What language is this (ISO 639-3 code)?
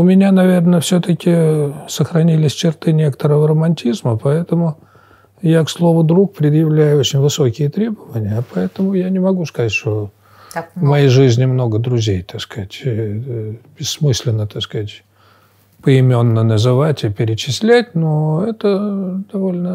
rus